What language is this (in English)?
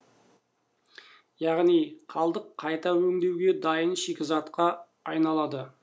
Kazakh